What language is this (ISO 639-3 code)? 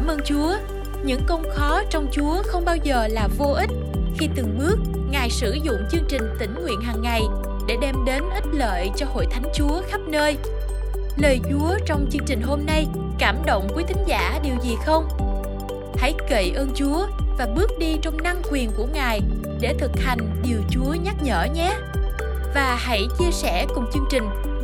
vie